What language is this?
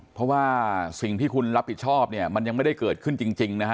Thai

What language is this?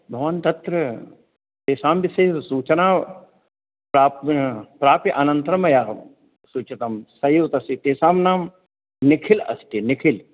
Sanskrit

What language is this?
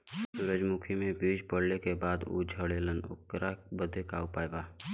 Bhojpuri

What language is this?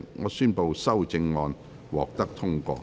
Cantonese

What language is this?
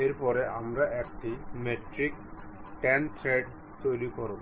Bangla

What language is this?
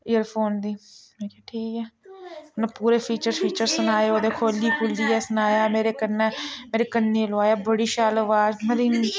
Dogri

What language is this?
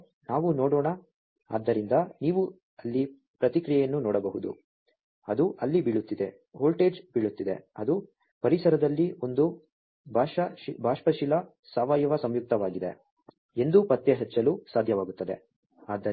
Kannada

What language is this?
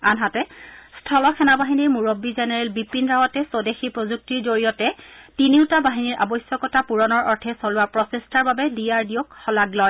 Assamese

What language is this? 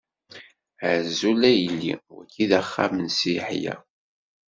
Kabyle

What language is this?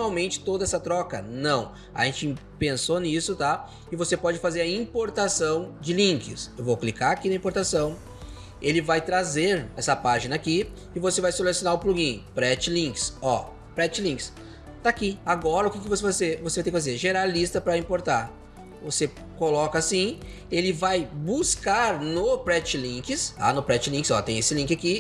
Portuguese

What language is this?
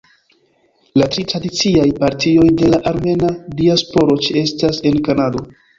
Esperanto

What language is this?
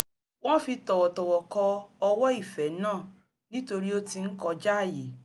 Yoruba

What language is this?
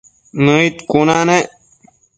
Matsés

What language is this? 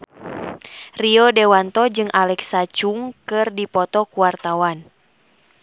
Sundanese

